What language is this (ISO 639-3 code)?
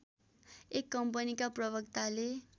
nep